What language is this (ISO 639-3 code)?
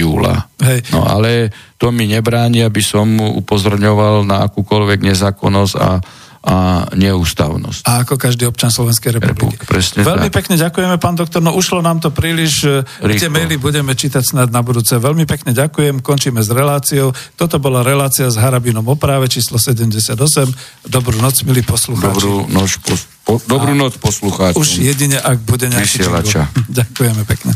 slk